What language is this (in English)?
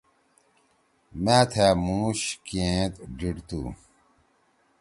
Torwali